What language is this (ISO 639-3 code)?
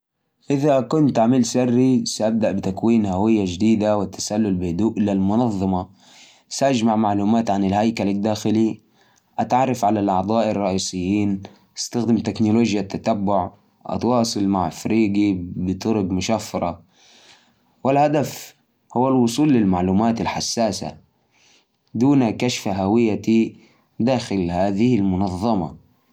ars